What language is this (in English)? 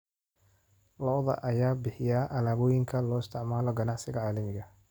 Somali